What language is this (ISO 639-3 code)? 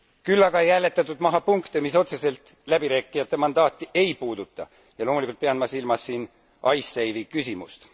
est